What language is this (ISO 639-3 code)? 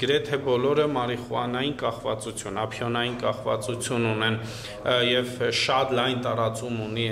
ron